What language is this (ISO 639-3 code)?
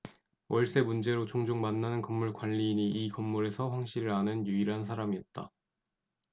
kor